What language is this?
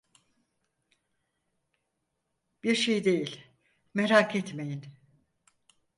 Turkish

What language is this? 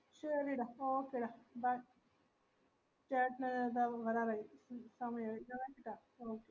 Malayalam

